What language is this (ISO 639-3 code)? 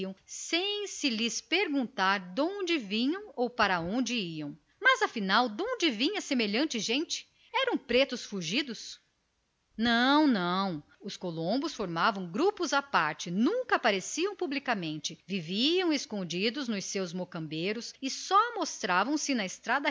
por